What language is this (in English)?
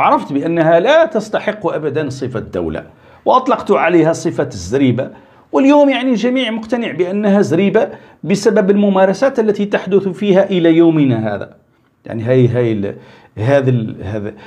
Arabic